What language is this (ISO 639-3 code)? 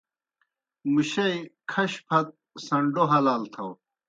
plk